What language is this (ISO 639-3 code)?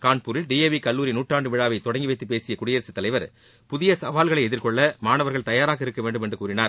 tam